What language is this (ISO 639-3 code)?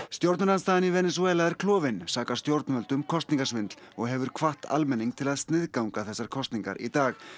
isl